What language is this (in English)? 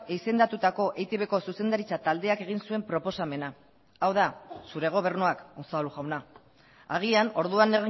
Basque